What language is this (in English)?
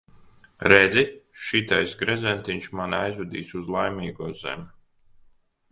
Latvian